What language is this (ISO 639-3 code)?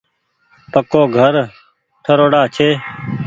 gig